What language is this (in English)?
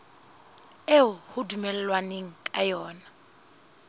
Southern Sotho